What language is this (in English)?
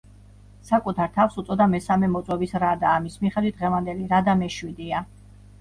Georgian